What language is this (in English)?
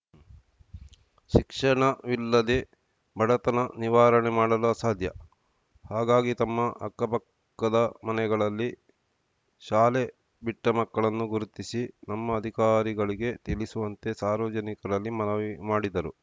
Kannada